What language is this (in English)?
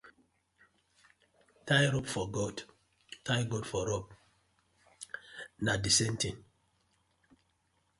Nigerian Pidgin